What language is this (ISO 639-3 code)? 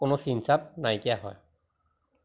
asm